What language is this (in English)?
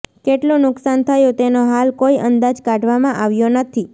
Gujarati